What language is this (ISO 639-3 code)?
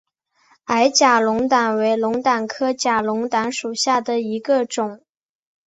zho